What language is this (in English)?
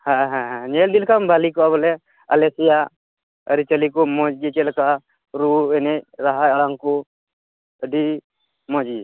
Santali